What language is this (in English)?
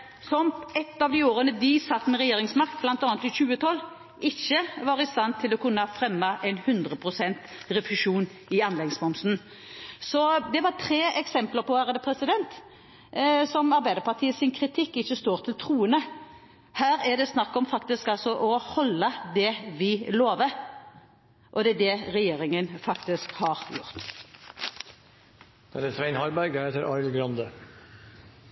Norwegian Bokmål